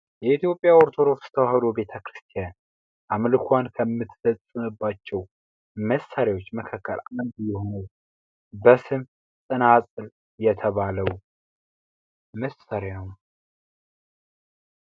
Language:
Amharic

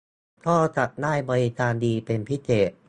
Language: Thai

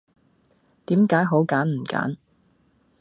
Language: Cantonese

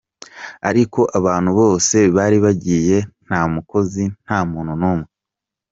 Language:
Kinyarwanda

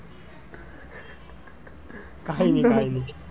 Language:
Gujarati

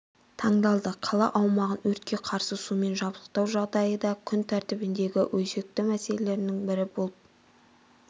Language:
Kazakh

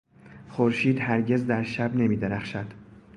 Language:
Persian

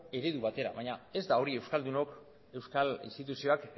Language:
Basque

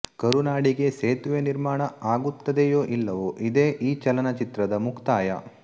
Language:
Kannada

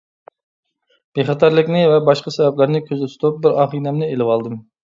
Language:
Uyghur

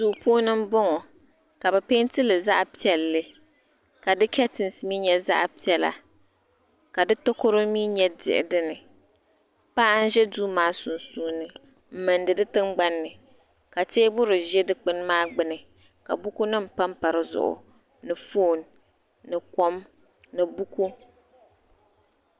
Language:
Dagbani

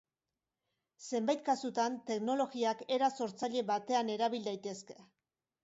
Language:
Basque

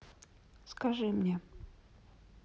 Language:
Russian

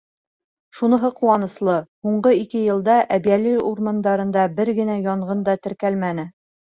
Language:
Bashkir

